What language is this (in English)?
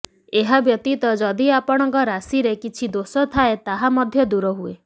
Odia